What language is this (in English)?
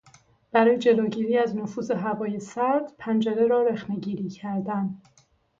Persian